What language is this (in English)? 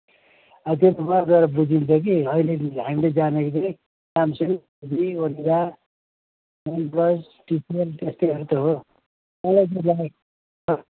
Nepali